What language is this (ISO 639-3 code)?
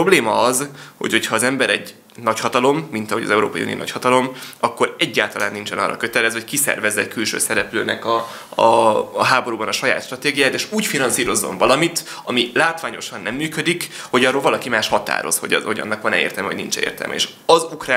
hun